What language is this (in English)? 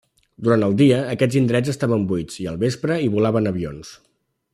Catalan